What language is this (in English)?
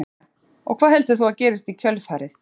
Icelandic